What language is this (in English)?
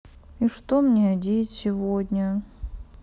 Russian